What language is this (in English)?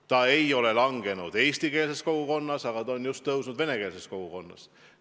Estonian